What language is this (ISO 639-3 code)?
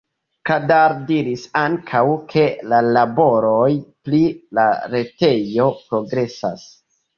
epo